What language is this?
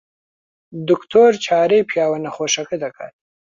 Central Kurdish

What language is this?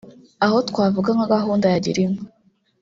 Kinyarwanda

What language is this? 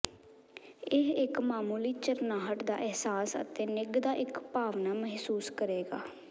Punjabi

